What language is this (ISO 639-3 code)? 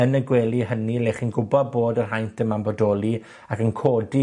cym